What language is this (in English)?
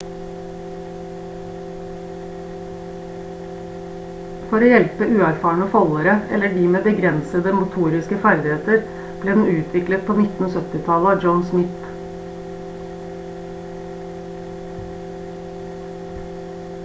Norwegian Bokmål